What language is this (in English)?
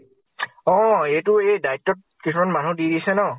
Assamese